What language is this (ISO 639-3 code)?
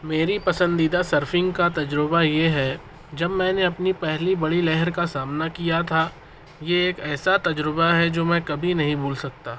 urd